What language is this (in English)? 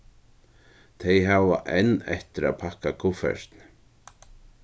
Faroese